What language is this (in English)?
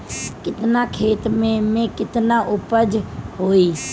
Bhojpuri